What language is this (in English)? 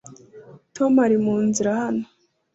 Kinyarwanda